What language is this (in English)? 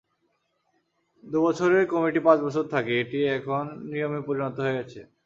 Bangla